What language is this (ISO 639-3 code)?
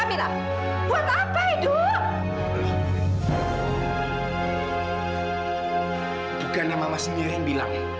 ind